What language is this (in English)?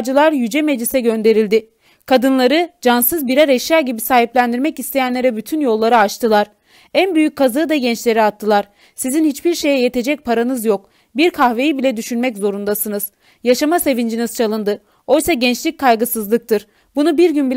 Turkish